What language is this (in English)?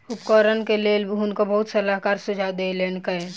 Maithili